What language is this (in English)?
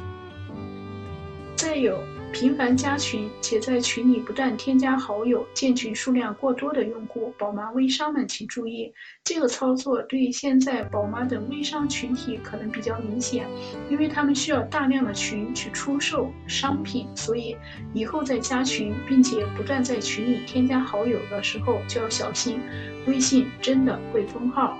Chinese